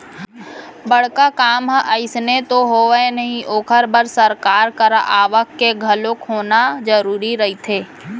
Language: Chhattisgarhi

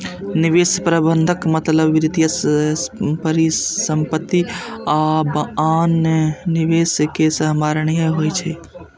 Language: Maithili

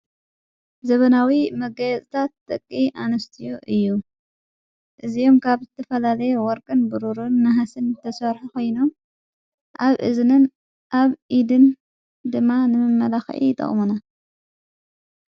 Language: Tigrinya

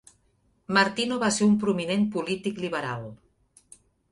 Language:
Catalan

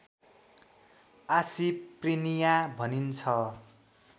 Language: Nepali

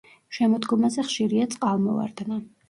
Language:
Georgian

